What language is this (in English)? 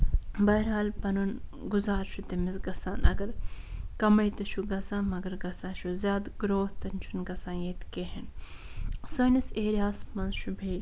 Kashmiri